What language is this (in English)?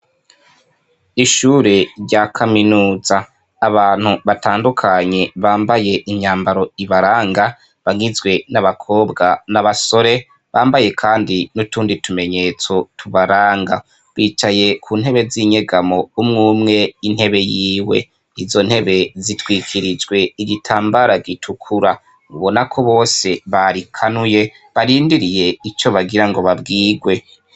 Rundi